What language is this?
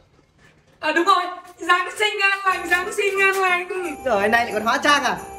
Vietnamese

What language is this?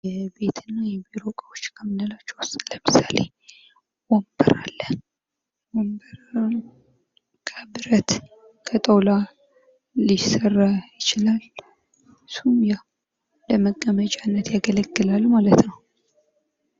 Amharic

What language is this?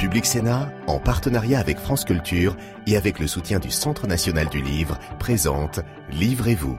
French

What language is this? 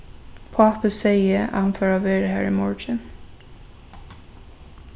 Faroese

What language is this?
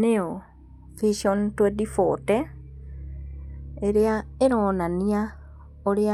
Kikuyu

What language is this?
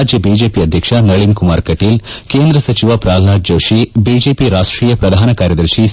Kannada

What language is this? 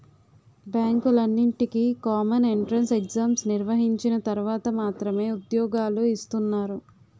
Telugu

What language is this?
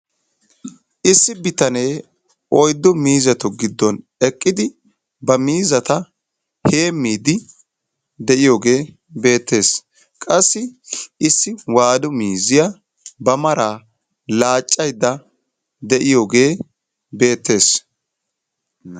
Wolaytta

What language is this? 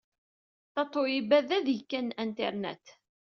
Kabyle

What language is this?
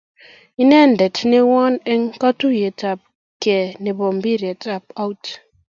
Kalenjin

